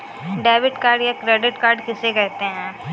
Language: Hindi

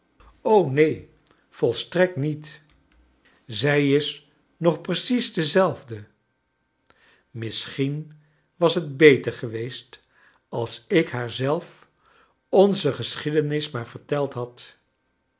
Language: Dutch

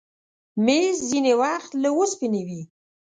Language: Pashto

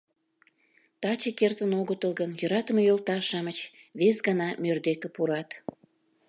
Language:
Mari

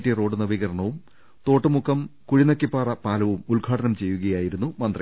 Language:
Malayalam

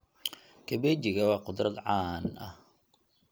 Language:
Somali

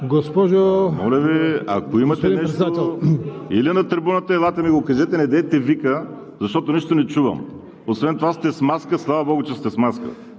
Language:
Bulgarian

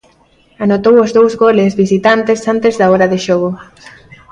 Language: Galician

